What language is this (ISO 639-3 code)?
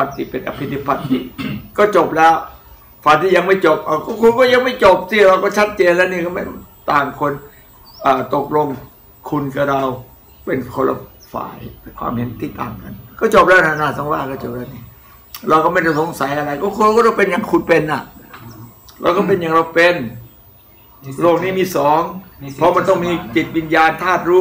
tha